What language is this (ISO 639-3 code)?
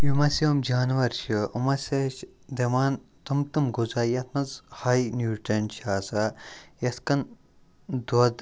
kas